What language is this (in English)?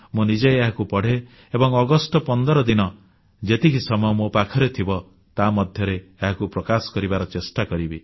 Odia